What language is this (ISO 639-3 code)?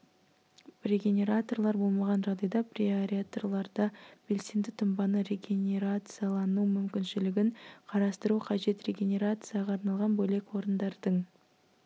kaz